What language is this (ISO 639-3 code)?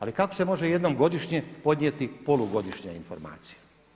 hrv